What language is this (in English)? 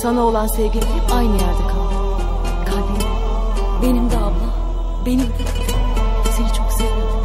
Turkish